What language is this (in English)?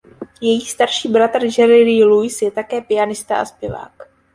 Czech